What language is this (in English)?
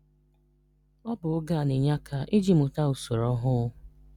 Igbo